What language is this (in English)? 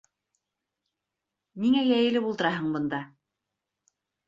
Bashkir